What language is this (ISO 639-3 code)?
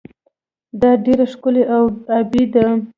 pus